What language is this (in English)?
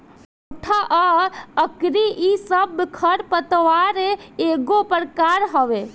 Bhojpuri